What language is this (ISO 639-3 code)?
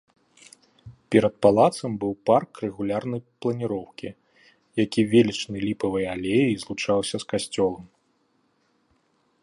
bel